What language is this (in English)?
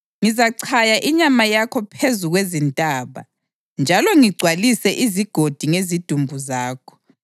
North Ndebele